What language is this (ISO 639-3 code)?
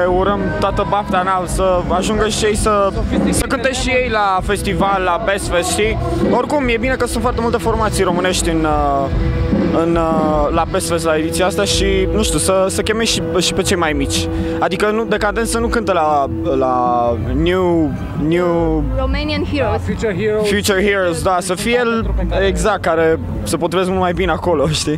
ron